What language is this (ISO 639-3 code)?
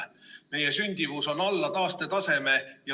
est